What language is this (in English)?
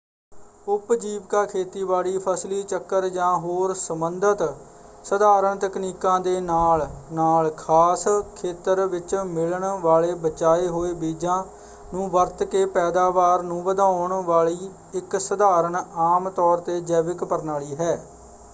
Punjabi